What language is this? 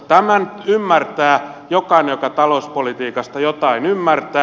Finnish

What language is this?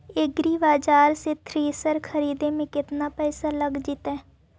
Magahi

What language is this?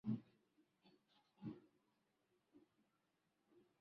Swahili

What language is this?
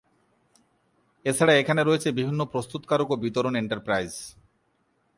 Bangla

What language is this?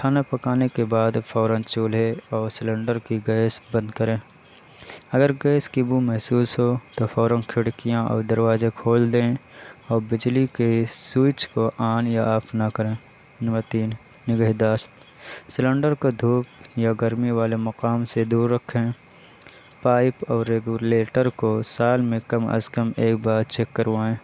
Urdu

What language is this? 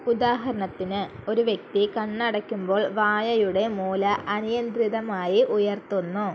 Malayalam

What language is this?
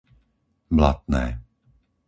Slovak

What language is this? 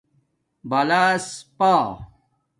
Domaaki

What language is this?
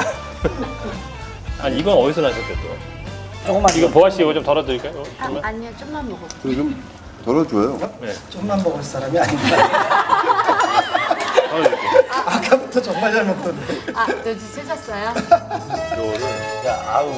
Korean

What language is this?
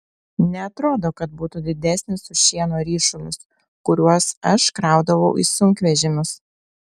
Lithuanian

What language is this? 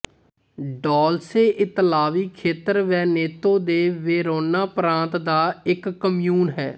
Punjabi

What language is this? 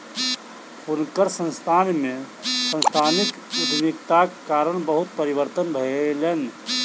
Maithili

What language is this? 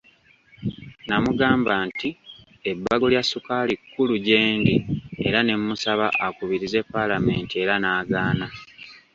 Ganda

